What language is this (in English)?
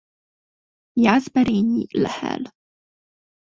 Hungarian